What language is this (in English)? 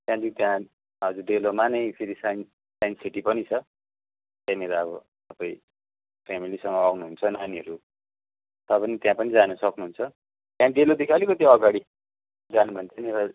Nepali